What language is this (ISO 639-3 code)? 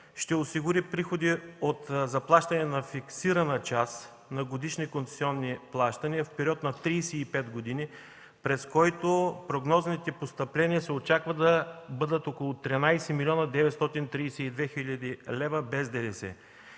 bul